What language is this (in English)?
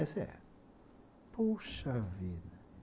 Portuguese